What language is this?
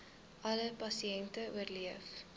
Afrikaans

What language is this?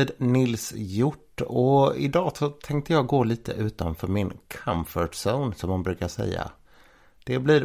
Swedish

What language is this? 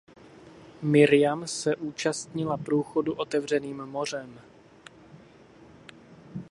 Czech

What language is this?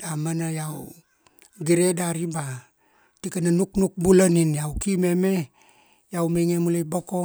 Kuanua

